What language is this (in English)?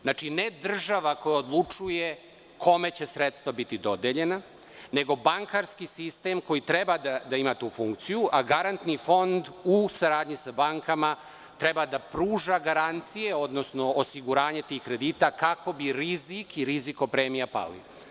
Serbian